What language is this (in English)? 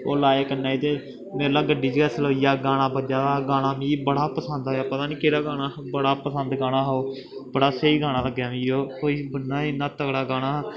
Dogri